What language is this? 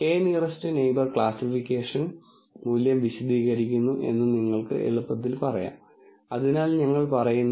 Malayalam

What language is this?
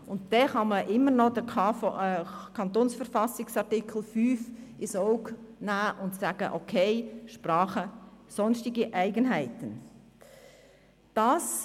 Swiss German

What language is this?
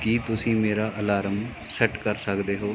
Punjabi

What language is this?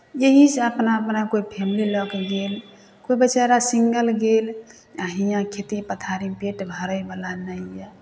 Maithili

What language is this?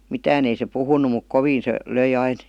Finnish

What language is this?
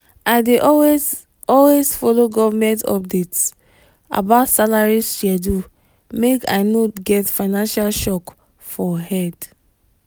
Nigerian Pidgin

